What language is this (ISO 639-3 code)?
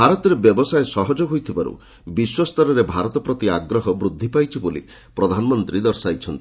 ori